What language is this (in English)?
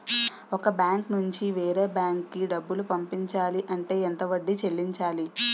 Telugu